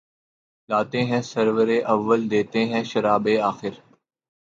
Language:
Urdu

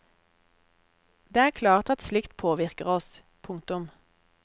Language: Norwegian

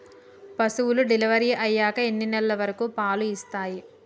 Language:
Telugu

